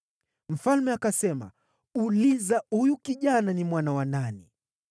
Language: Swahili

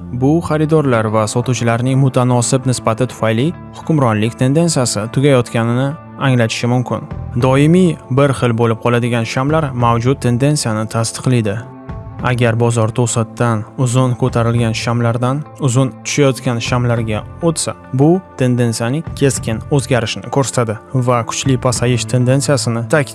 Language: Uzbek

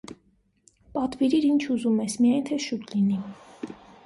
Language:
Armenian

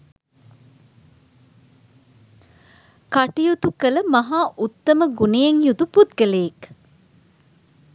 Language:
Sinhala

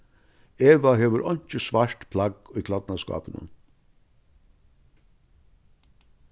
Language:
Faroese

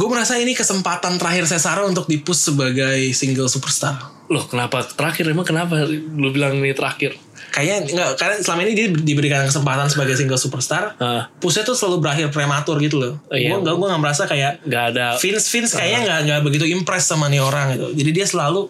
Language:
Indonesian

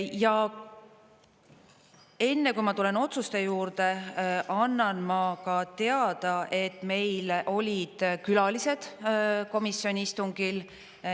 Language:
Estonian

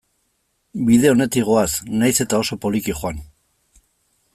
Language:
Basque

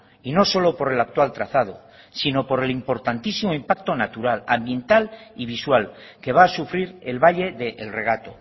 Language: Spanish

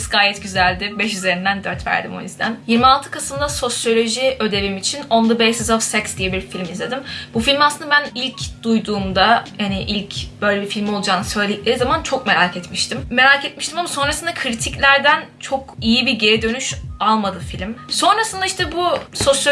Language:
Turkish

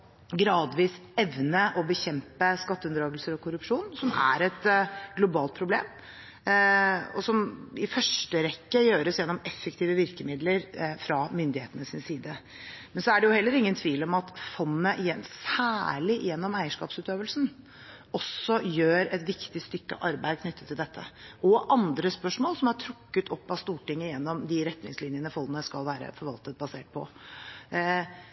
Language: Norwegian Bokmål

